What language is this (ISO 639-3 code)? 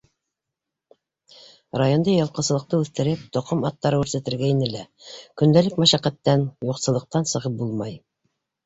bak